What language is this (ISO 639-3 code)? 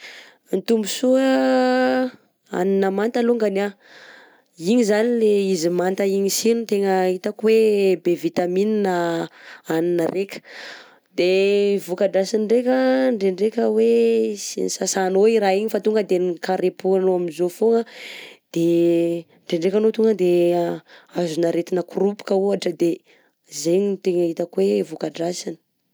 bzc